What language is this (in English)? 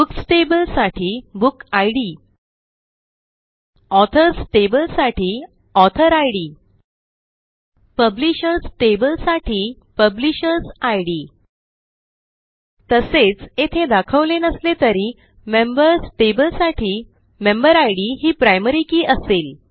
Marathi